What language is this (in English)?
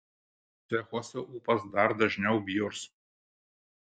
Lithuanian